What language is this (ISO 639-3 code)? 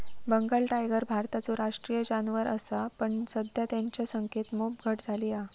mar